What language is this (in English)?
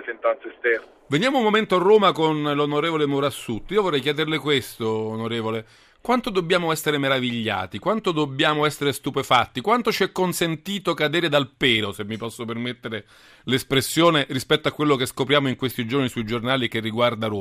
Italian